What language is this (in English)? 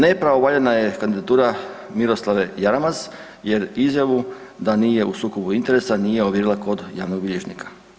Croatian